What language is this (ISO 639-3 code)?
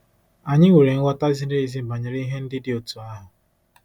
ibo